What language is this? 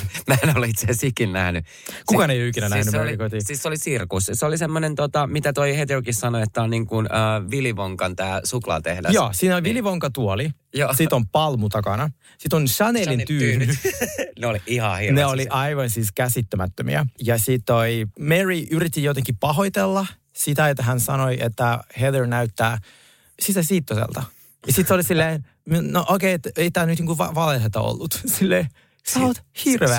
Finnish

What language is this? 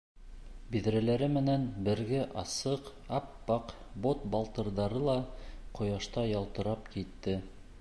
Bashkir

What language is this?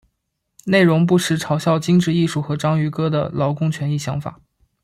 Chinese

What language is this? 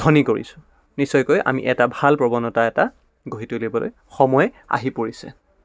Assamese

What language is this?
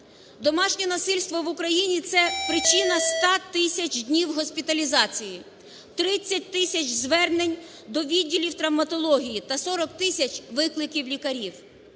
Ukrainian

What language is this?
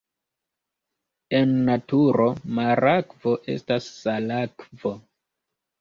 Esperanto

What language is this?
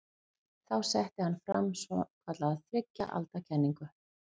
Icelandic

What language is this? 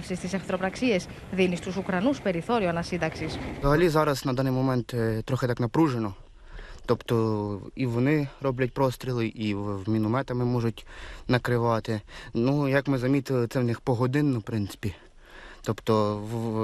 Greek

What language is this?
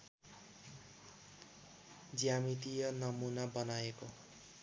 Nepali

